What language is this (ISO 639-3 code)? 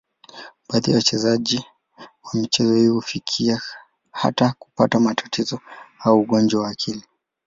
swa